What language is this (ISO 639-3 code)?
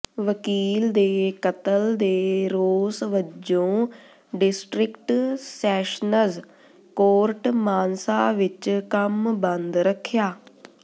pan